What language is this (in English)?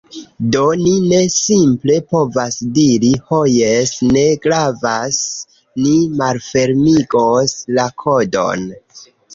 Esperanto